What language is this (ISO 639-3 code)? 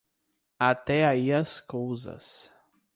por